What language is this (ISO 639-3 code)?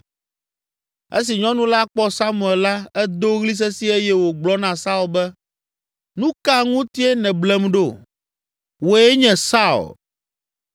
ewe